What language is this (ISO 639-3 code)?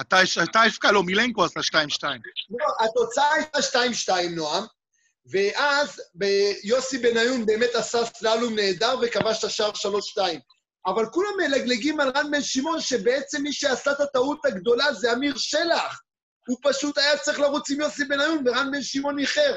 heb